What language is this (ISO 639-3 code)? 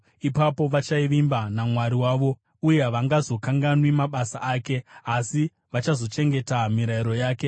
sna